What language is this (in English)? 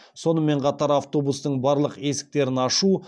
Kazakh